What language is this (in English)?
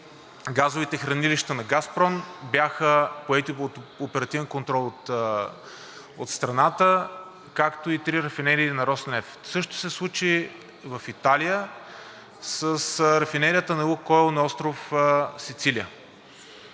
Bulgarian